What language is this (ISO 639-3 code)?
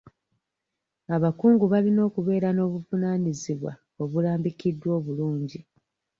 lug